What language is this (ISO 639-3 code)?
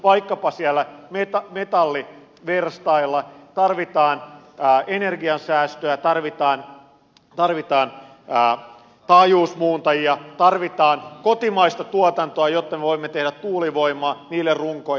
fin